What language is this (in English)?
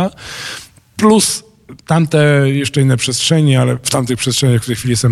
Polish